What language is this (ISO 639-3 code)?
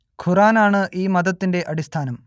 mal